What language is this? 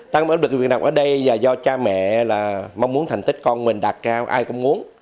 Vietnamese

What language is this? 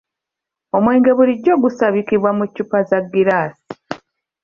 Ganda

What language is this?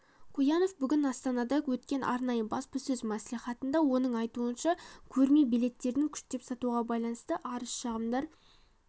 Kazakh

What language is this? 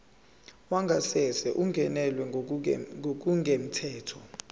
Zulu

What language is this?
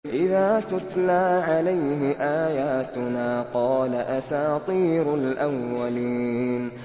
Arabic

